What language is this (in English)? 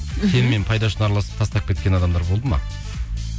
Kazakh